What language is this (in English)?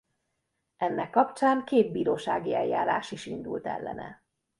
Hungarian